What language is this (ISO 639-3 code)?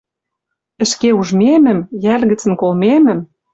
mrj